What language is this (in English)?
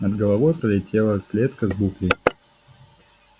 Russian